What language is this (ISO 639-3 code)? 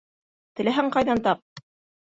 bak